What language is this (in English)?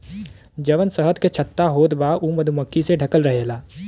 Bhojpuri